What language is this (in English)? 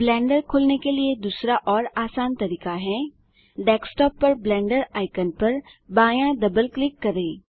Hindi